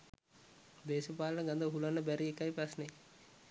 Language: Sinhala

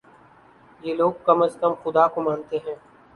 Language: Urdu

